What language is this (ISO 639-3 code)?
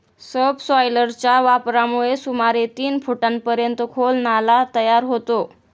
mar